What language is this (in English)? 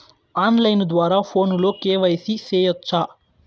Telugu